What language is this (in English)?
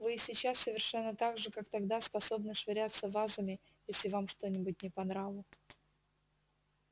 Russian